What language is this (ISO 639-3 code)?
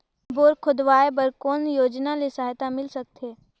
hne